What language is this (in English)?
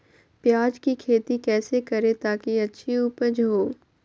Magahi